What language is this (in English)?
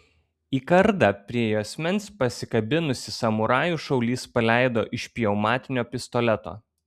Lithuanian